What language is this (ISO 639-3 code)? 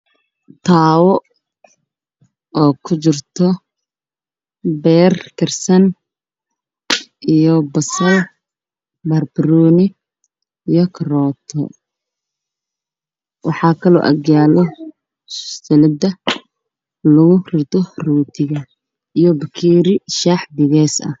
som